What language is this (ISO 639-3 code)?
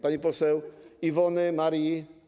pol